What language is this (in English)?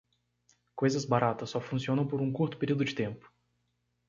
Portuguese